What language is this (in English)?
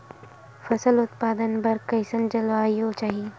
Chhattisgarhi